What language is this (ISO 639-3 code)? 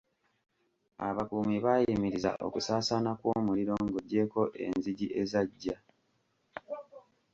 lug